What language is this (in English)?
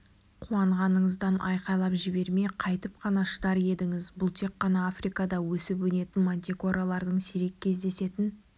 Kazakh